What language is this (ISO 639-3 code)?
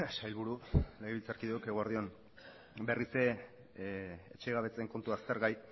eus